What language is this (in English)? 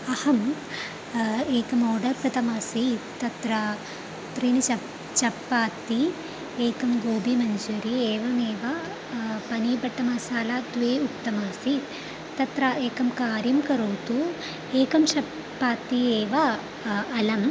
Sanskrit